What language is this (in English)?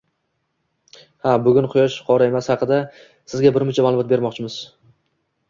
Uzbek